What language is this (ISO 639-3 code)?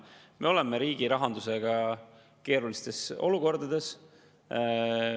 est